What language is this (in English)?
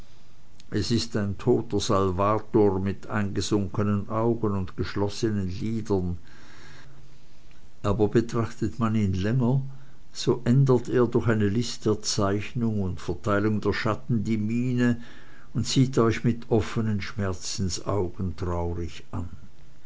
German